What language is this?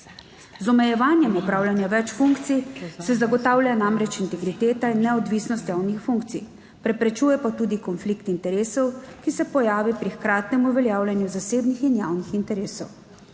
Slovenian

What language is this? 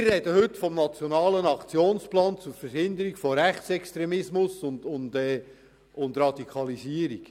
Swiss German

